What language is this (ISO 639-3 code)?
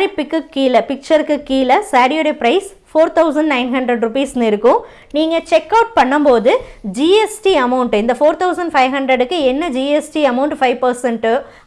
tam